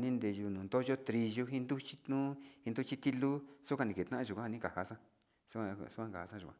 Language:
Sinicahua Mixtec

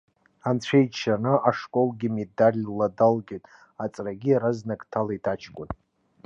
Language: Abkhazian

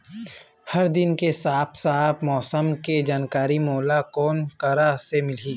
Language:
Chhattisgarhi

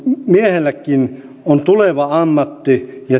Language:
Finnish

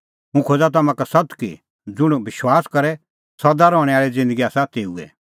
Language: Kullu Pahari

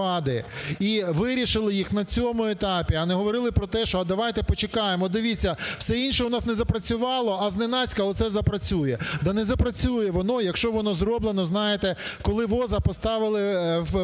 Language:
Ukrainian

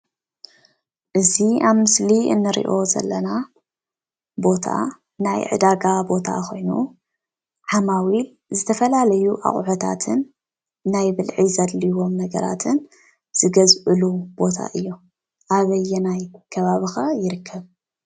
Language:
Tigrinya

